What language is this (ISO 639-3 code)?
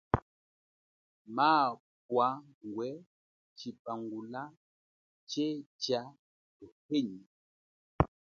cjk